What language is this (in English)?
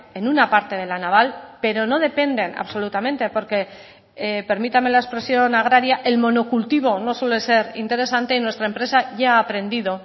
Spanish